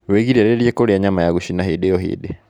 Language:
Kikuyu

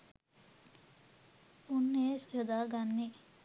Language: Sinhala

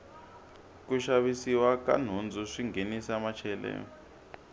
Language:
Tsonga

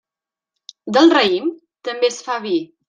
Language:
Catalan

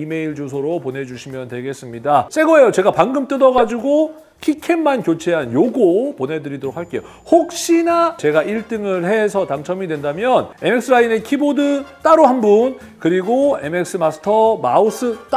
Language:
Korean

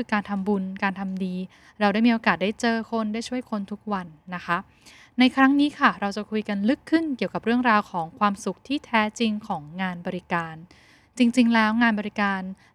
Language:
Thai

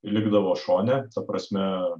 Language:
Lithuanian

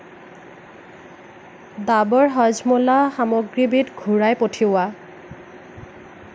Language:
Assamese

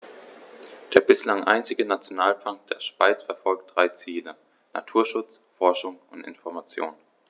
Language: German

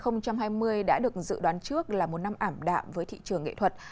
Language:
Vietnamese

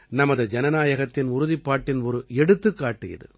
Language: Tamil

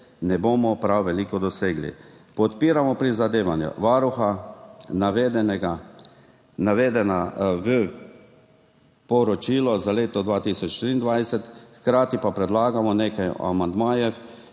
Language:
Slovenian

